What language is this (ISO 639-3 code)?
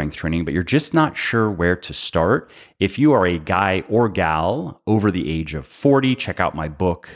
eng